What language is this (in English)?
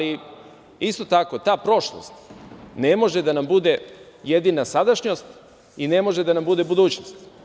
Serbian